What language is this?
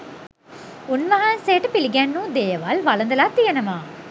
Sinhala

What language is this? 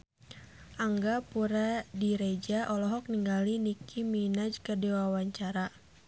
Sundanese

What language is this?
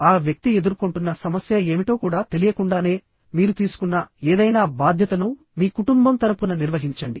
Telugu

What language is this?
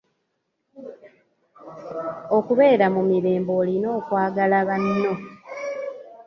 Ganda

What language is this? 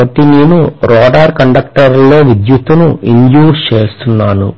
Telugu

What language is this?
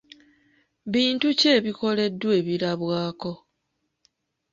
Ganda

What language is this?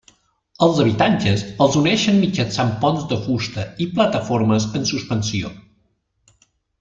Catalan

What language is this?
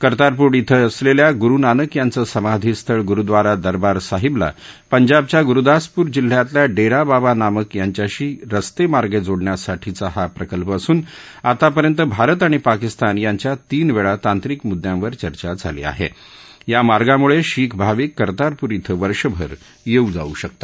Marathi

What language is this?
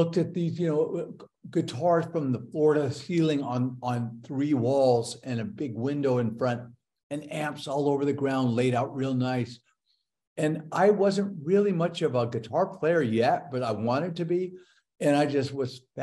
English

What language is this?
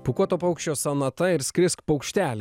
Lithuanian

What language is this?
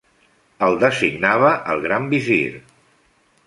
Catalan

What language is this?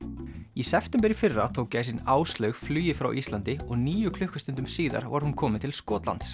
Icelandic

